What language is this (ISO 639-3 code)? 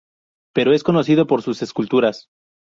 spa